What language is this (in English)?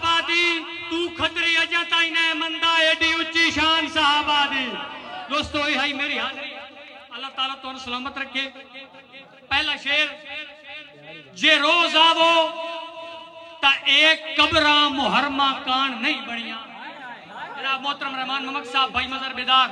Hindi